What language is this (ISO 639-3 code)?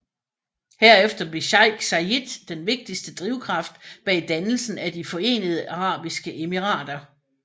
dan